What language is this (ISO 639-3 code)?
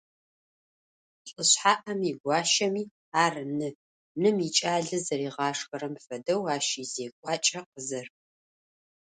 ady